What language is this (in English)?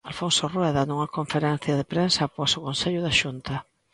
Galician